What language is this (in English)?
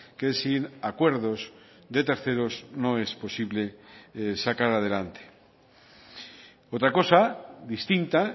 Spanish